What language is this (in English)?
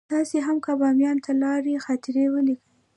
Pashto